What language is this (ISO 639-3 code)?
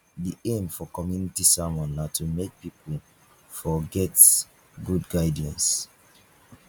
pcm